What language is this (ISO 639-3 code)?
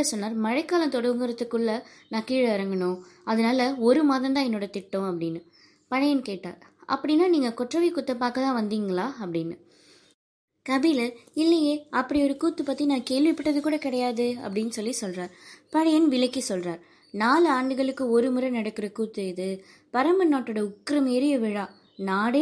tam